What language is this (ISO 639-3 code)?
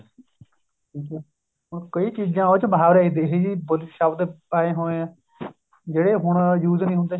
pan